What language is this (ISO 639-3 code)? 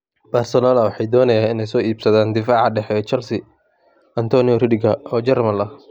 som